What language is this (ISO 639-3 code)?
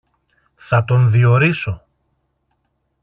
ell